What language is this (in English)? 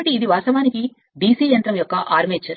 Telugu